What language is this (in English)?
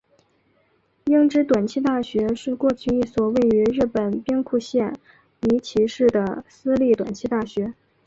Chinese